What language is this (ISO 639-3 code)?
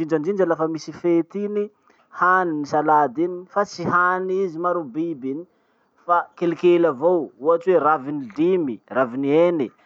msh